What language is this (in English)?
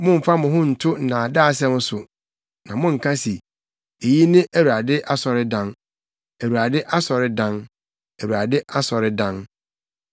Akan